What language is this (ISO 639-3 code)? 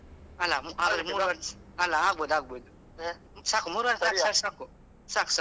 kan